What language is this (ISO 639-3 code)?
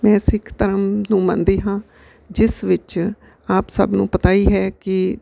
pan